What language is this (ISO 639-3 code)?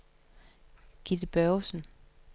dan